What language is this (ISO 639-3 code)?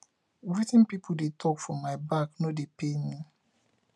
pcm